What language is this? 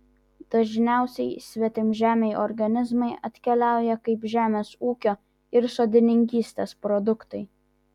Lithuanian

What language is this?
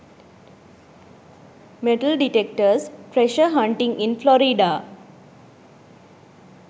Sinhala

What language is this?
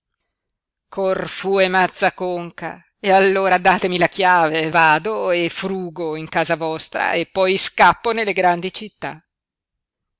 Italian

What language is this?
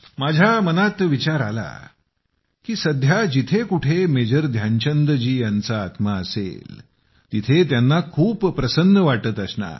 Marathi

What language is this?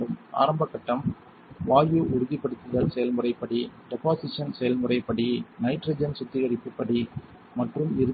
Tamil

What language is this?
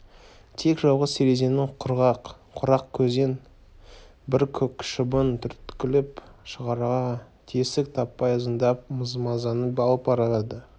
Kazakh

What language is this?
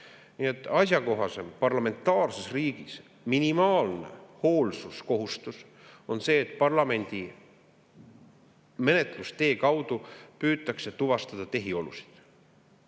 Estonian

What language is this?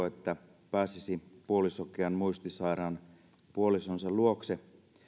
Finnish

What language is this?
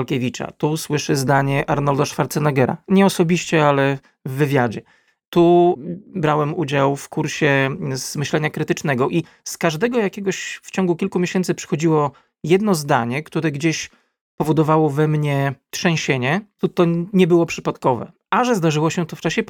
Polish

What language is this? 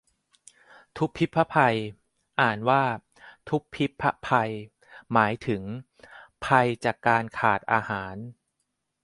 Thai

